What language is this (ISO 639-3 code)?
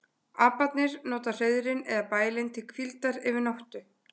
isl